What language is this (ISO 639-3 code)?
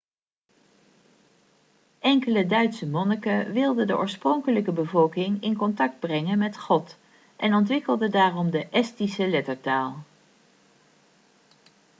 nld